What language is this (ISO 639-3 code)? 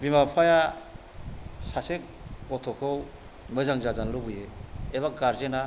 brx